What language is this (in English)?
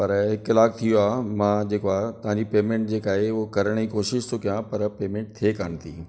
Sindhi